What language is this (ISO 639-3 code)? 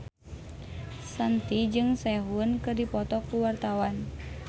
sun